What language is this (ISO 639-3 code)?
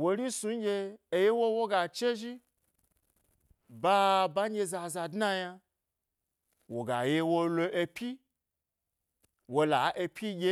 gby